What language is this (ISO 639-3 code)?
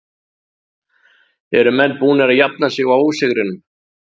isl